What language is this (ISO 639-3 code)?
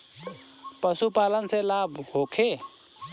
bho